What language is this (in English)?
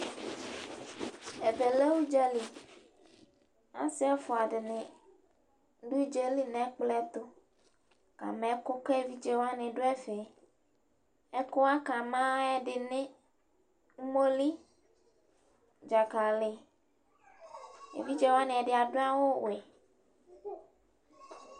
Ikposo